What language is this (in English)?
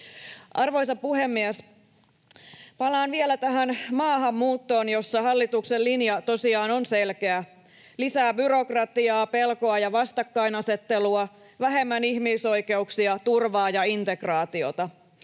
Finnish